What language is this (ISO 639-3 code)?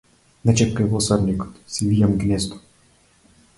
mkd